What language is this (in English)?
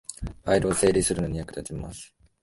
Japanese